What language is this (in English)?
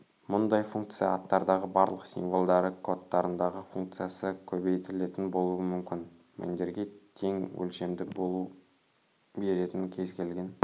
Kazakh